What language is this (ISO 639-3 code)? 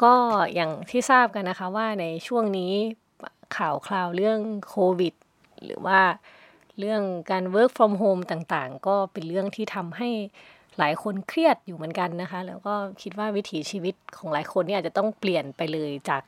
tha